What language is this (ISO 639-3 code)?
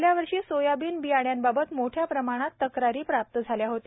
mar